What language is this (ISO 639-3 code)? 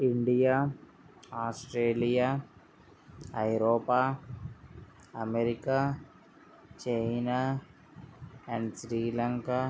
tel